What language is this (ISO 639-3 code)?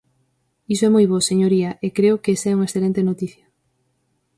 glg